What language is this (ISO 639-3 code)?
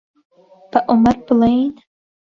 ckb